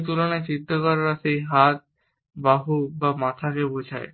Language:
Bangla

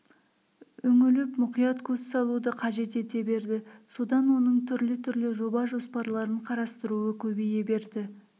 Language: Kazakh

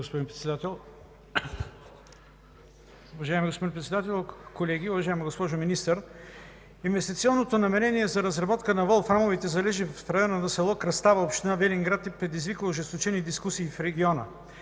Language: Bulgarian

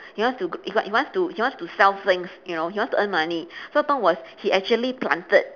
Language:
English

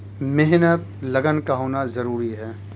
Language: Urdu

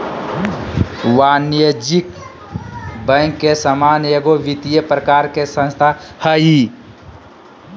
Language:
Magahi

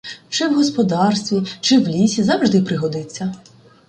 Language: Ukrainian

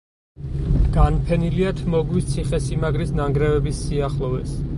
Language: Georgian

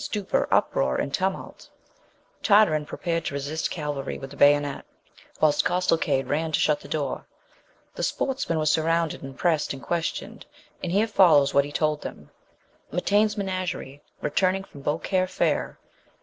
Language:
English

